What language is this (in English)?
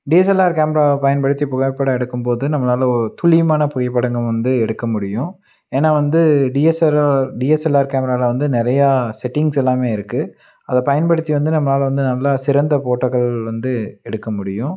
Tamil